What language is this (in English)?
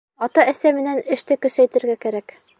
Bashkir